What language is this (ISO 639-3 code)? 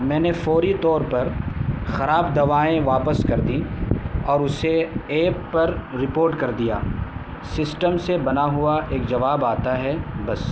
urd